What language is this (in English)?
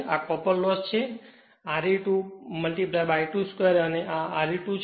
Gujarati